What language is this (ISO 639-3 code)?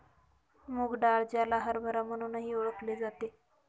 mar